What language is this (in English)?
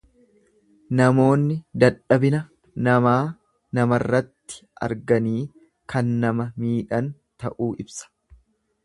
Oromo